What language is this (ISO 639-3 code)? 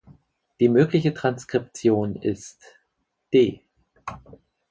deu